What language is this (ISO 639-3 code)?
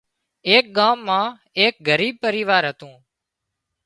kxp